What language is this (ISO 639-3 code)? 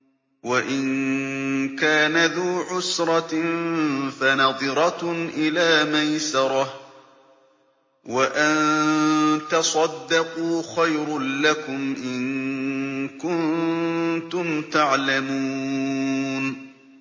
ara